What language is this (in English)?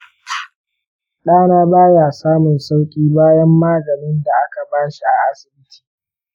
Hausa